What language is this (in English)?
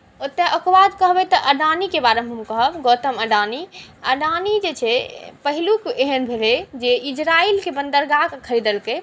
Maithili